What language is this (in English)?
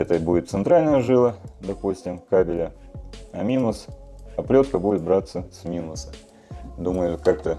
Russian